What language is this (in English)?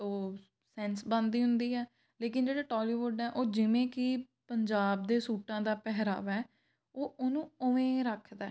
Punjabi